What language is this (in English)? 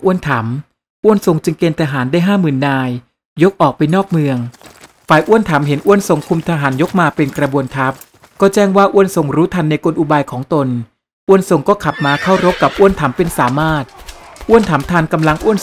Thai